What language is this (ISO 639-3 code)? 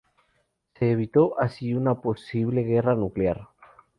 spa